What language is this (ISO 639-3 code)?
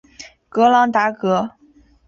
zho